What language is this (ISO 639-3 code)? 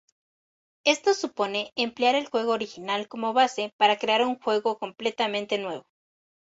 spa